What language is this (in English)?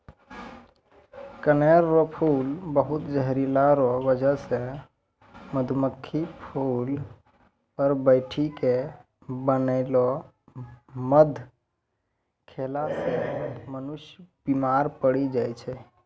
Maithili